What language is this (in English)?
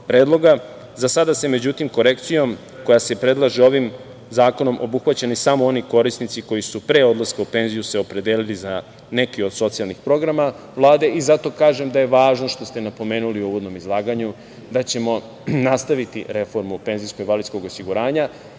Serbian